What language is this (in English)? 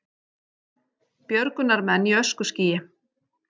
Icelandic